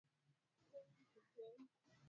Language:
Swahili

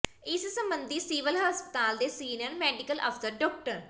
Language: Punjabi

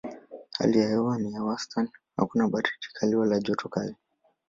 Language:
Swahili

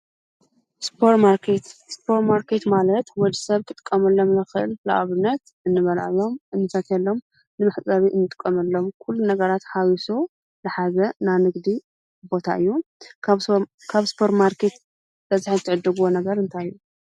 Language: Tigrinya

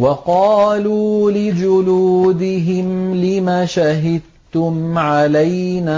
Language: Arabic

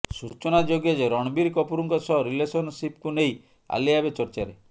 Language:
Odia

